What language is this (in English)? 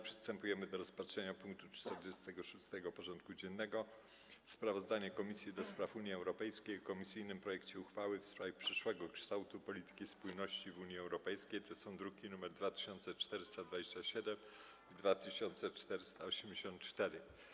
Polish